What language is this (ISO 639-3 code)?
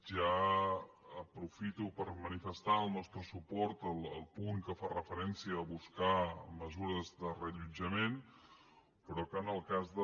cat